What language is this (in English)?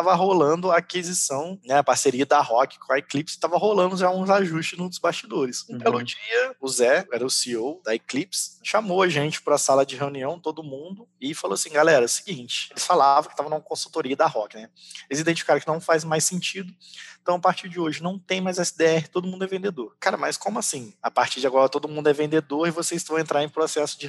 Portuguese